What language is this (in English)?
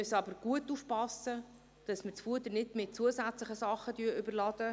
Swiss German